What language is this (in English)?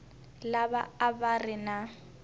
Tsonga